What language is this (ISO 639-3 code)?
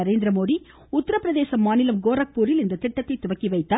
tam